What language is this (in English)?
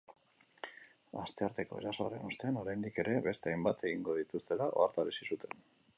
Basque